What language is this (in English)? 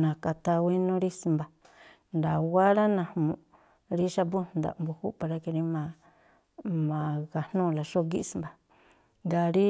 Tlacoapa Me'phaa